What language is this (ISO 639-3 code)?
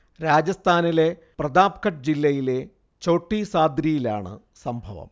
mal